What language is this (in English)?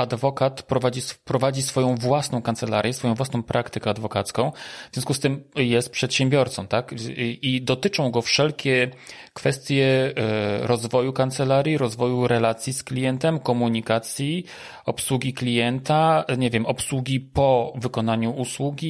Polish